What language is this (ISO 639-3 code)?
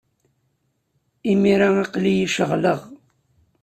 kab